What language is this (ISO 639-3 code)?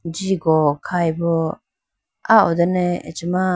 clk